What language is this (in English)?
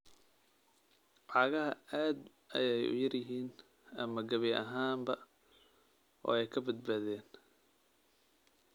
Somali